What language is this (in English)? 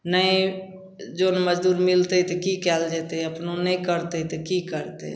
Maithili